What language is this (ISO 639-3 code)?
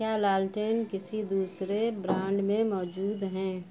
urd